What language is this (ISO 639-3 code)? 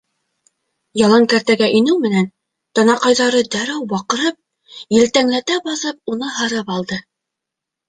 bak